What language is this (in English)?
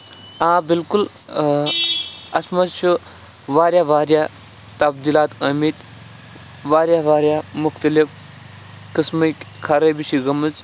Kashmiri